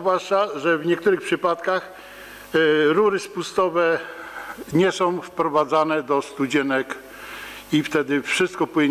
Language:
Polish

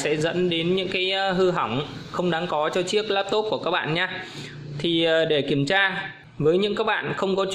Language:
Vietnamese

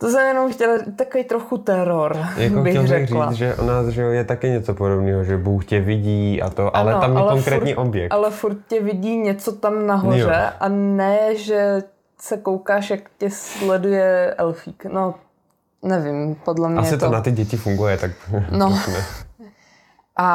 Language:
Czech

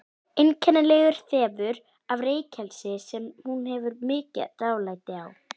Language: Icelandic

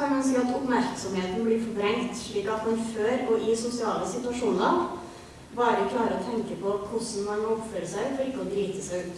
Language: English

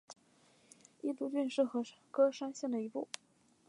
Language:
Chinese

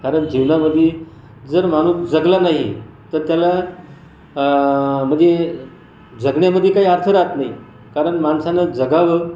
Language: Marathi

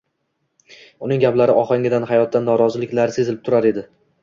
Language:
Uzbek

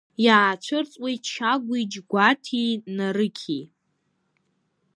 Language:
Abkhazian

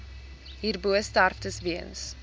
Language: Afrikaans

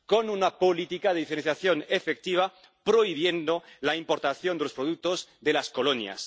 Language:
Spanish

